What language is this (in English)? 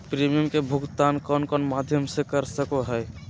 Magahi